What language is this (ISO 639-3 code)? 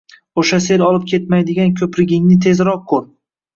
uzb